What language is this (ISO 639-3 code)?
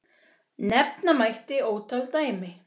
isl